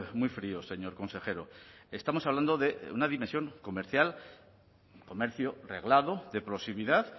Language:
Spanish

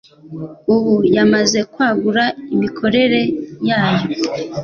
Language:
Kinyarwanda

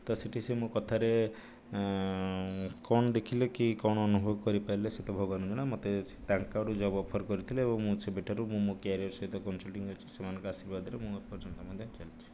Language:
Odia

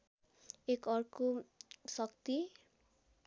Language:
Nepali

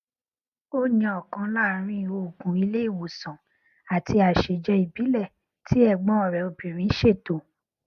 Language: Yoruba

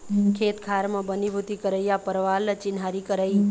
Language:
Chhattisgarhi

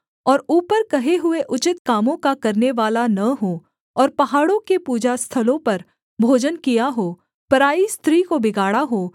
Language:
Hindi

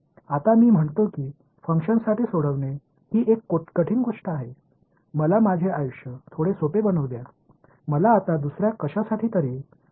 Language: Marathi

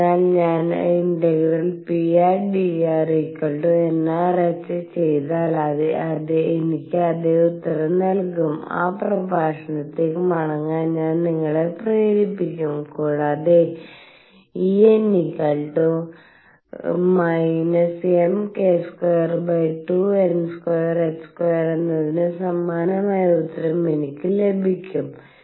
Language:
Malayalam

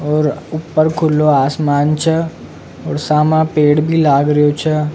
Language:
Rajasthani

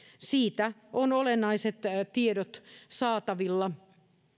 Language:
Finnish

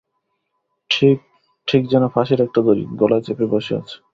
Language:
Bangla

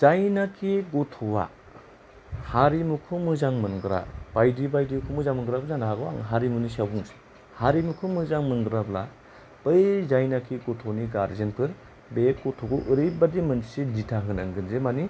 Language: Bodo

